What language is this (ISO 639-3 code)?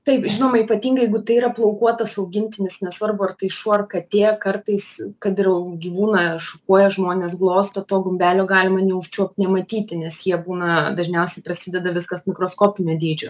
lit